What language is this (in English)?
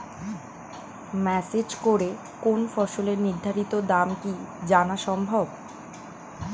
Bangla